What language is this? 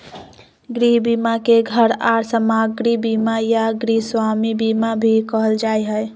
Magahi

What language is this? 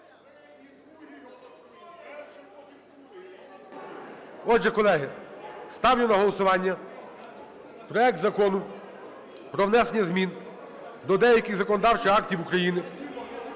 Ukrainian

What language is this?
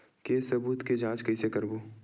Chhattisgarhi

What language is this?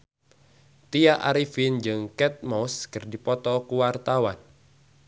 Sundanese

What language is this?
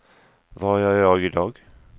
Swedish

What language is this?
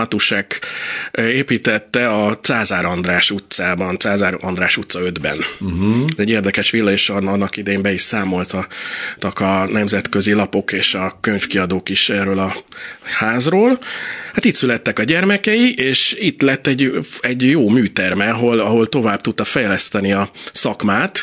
Hungarian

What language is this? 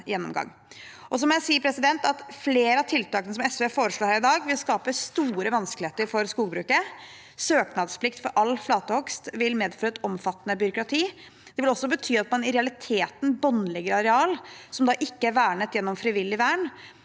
Norwegian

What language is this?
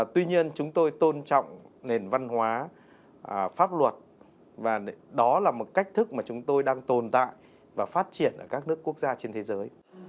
Vietnamese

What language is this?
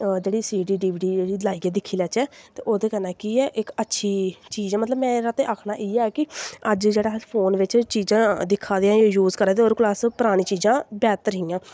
Dogri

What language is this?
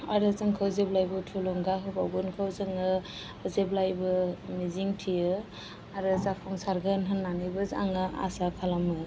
Bodo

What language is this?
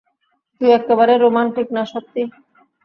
Bangla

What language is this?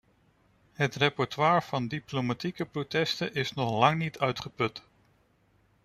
Dutch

